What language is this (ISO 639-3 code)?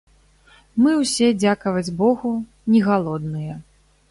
bel